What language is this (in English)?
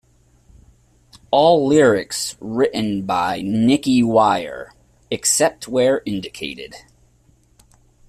English